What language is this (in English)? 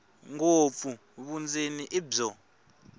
Tsonga